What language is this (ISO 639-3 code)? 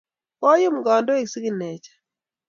kln